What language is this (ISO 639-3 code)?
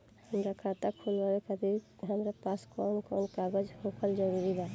bho